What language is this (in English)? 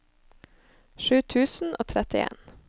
Norwegian